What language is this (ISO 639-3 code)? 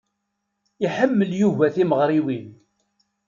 kab